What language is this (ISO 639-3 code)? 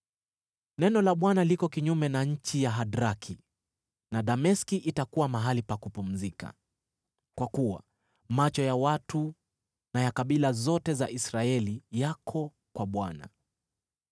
swa